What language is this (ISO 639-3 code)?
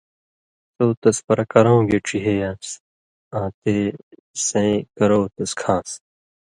mvy